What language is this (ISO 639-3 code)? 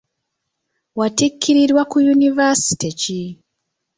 lug